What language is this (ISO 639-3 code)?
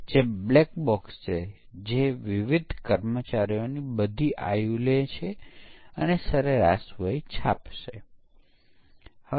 guj